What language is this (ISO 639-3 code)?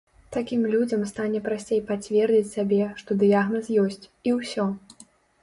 bel